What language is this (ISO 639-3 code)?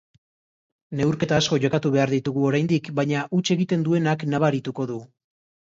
eus